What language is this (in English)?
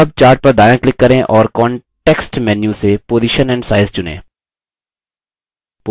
Hindi